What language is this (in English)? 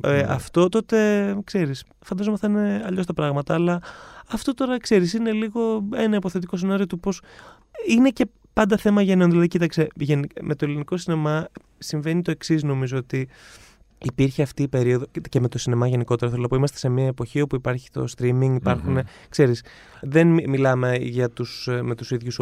Greek